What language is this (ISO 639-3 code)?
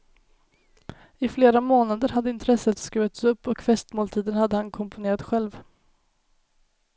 swe